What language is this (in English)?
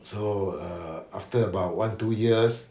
English